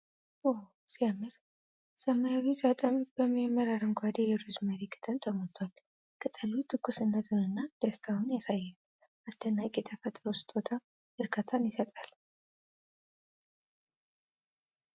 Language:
Amharic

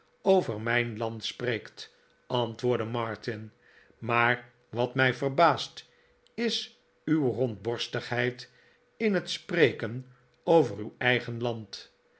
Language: Dutch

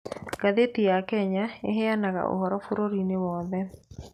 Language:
Kikuyu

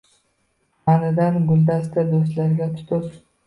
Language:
Uzbek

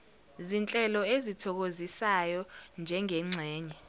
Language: Zulu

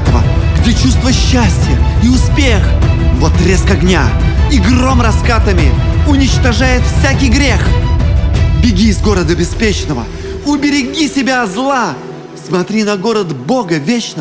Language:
Russian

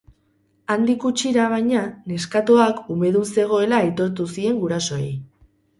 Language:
Basque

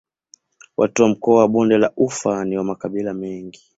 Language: Swahili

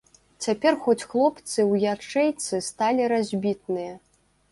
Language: Belarusian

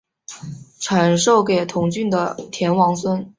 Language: Chinese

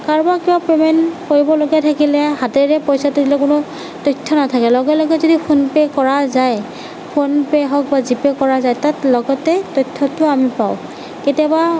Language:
Assamese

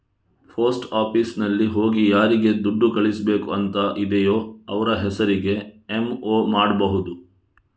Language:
Kannada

